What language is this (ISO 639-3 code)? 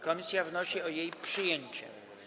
pol